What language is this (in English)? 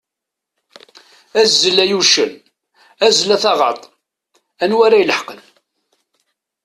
Kabyle